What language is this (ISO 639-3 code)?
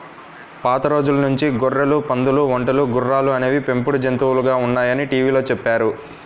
tel